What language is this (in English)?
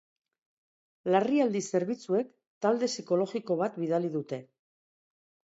Basque